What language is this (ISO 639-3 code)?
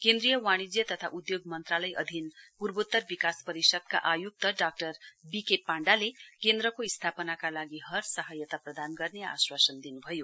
nep